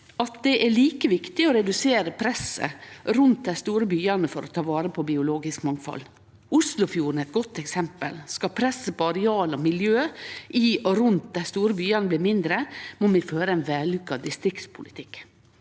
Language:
Norwegian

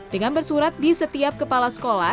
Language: Indonesian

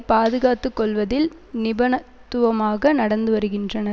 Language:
Tamil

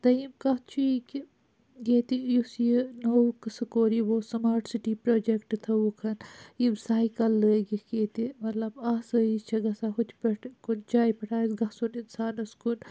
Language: Kashmiri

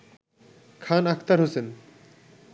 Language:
Bangla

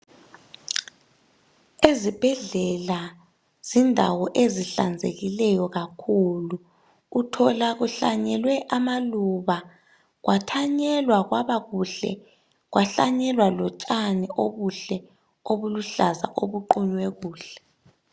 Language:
North Ndebele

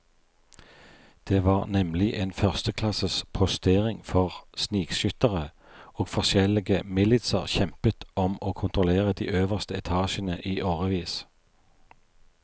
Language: Norwegian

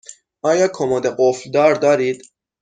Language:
Persian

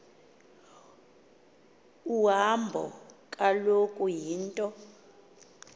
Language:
Xhosa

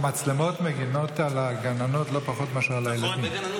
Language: Hebrew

